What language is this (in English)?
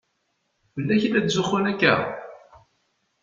Kabyle